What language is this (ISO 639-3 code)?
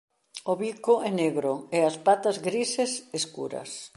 glg